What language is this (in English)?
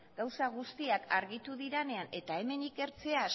Basque